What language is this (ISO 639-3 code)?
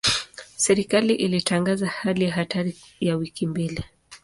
swa